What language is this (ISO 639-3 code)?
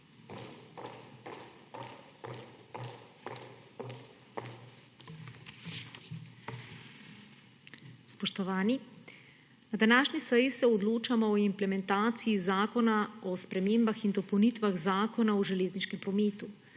slv